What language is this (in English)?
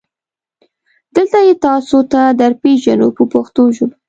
Pashto